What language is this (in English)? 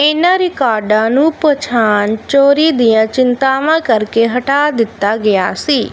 Punjabi